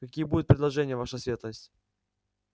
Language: Russian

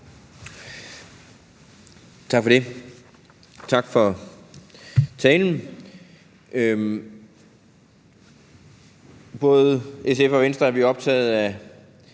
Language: Danish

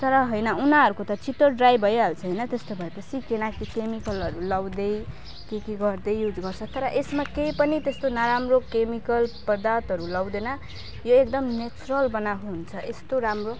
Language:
Nepali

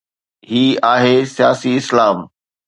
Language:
Sindhi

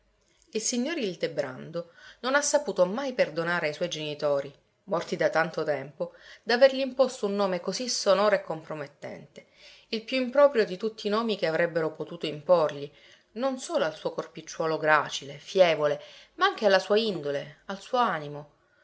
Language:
Italian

